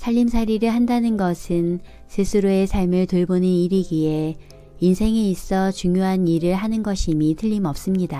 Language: Korean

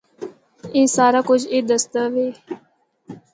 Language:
Northern Hindko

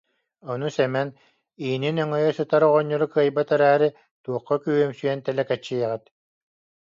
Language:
Yakut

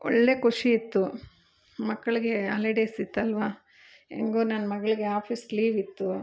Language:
Kannada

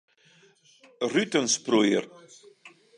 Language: Western Frisian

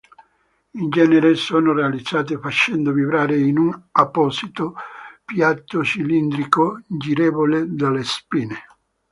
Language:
Italian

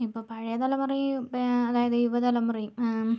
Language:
Malayalam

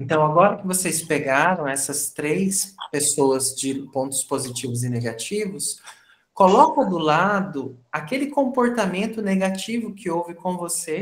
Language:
Portuguese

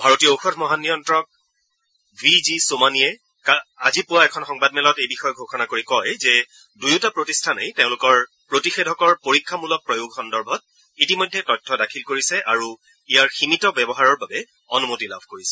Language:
Assamese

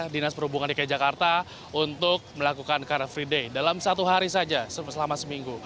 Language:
Indonesian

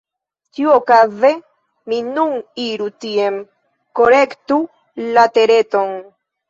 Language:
Esperanto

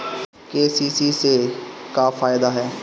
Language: Bhojpuri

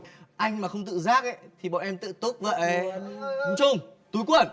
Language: Vietnamese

